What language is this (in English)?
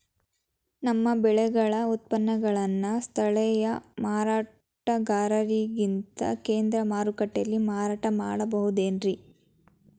Kannada